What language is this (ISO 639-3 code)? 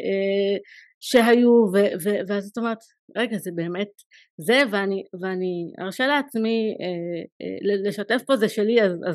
heb